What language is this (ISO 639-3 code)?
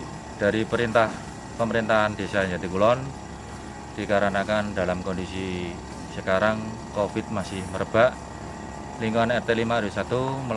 ind